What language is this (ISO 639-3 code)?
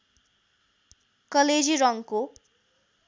nep